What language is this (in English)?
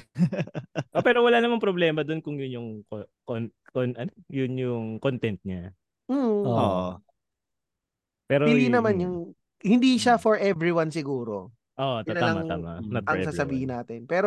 Filipino